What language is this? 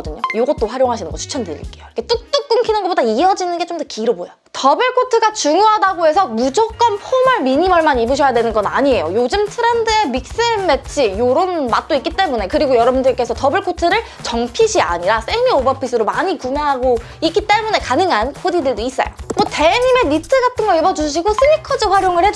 Korean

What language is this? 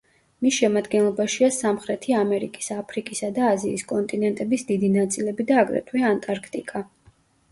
Georgian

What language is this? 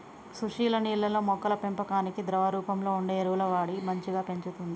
Telugu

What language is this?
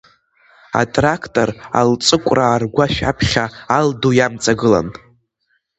Abkhazian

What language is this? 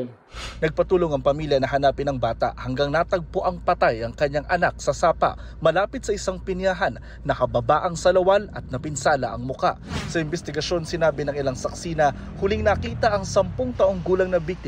Filipino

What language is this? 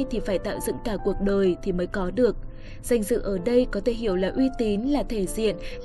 Vietnamese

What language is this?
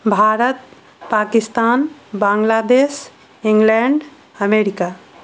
Maithili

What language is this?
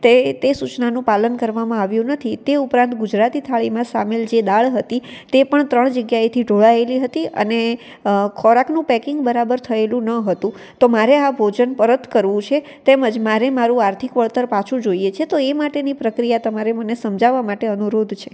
Gujarati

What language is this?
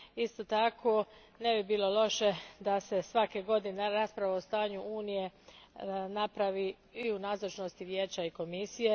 Croatian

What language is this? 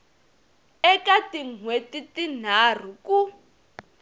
Tsonga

